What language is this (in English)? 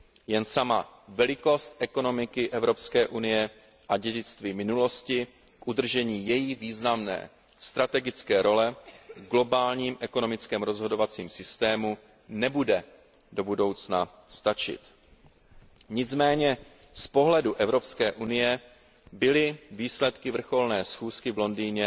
Czech